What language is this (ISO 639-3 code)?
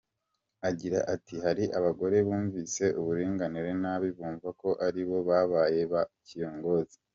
kin